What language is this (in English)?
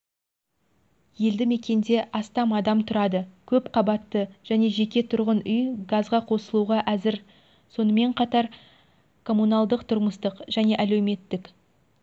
Kazakh